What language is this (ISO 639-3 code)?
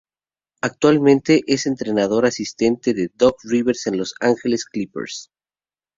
spa